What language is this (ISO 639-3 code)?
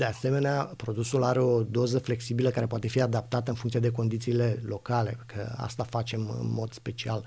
ron